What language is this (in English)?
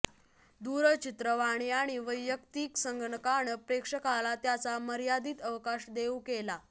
Marathi